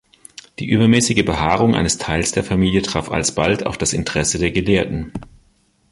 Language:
German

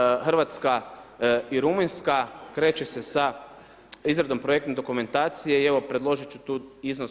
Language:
Croatian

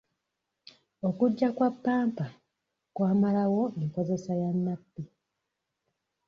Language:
Ganda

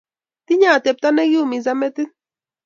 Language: Kalenjin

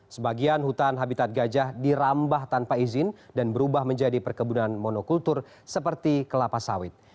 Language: Indonesian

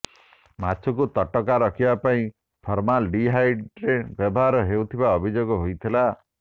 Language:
Odia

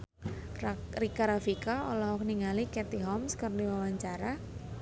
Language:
Sundanese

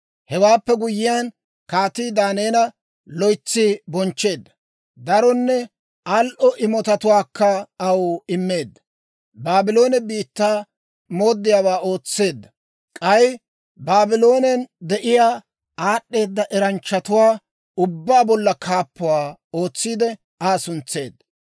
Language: Dawro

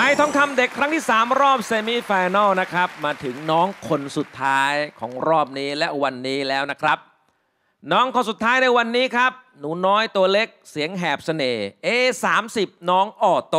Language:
Thai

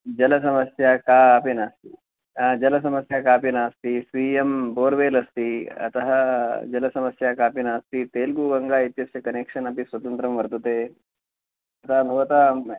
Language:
Sanskrit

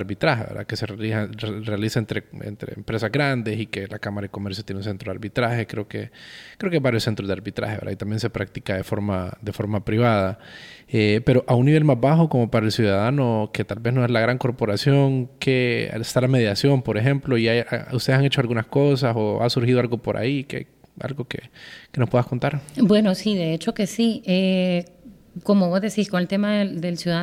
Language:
Spanish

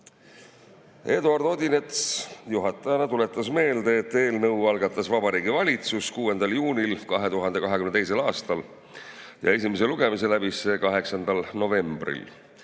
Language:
Estonian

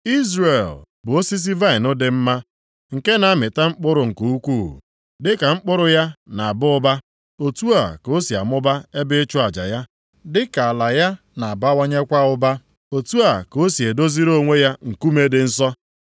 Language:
Igbo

